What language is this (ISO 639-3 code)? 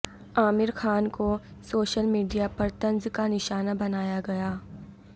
urd